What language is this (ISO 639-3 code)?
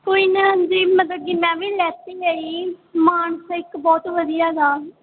pan